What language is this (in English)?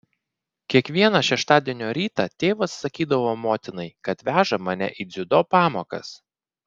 Lithuanian